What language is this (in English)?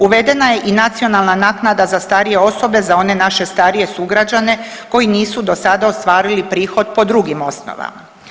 Croatian